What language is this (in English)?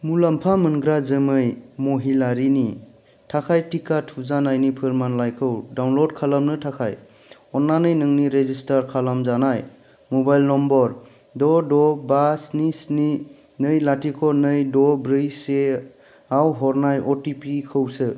Bodo